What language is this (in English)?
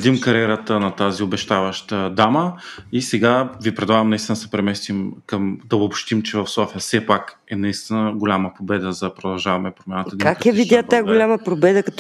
Bulgarian